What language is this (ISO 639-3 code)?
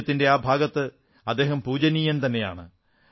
mal